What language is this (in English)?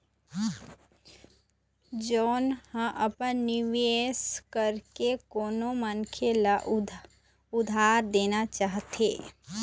Chhattisgarhi